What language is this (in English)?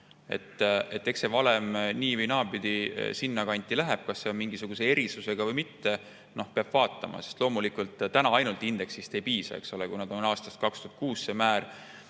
Estonian